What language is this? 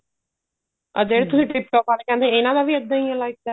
Punjabi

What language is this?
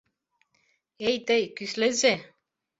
Mari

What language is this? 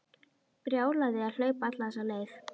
Icelandic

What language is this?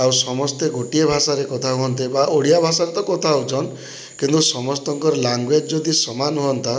Odia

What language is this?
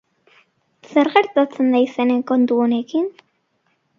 Basque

